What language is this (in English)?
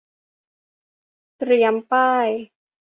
Thai